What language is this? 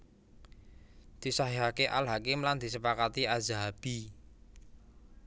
Javanese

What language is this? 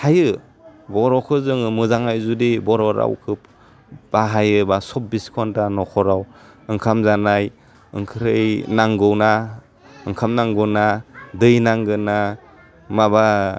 Bodo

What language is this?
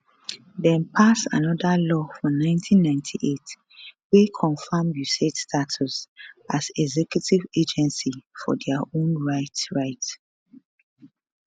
Nigerian Pidgin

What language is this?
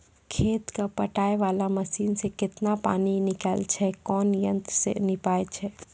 Maithili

